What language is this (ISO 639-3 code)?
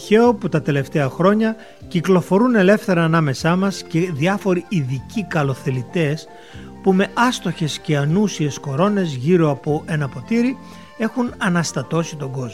ell